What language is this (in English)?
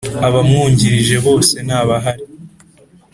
Kinyarwanda